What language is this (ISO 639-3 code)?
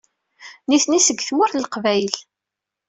kab